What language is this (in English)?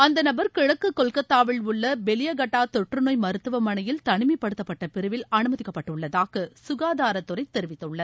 Tamil